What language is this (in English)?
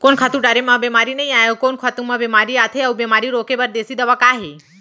Chhattisgarhi